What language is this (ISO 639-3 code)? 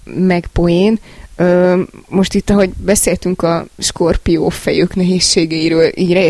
hun